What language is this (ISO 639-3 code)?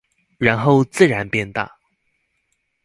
zho